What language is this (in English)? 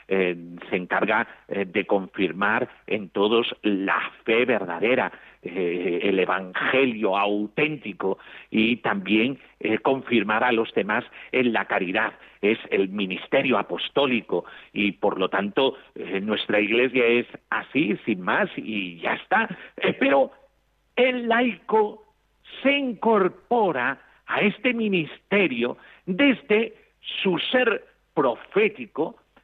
Spanish